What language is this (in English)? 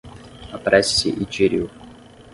Portuguese